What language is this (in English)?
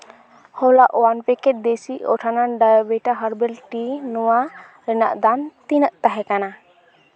Santali